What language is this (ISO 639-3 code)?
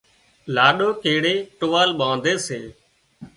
kxp